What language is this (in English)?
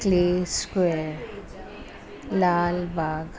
Sindhi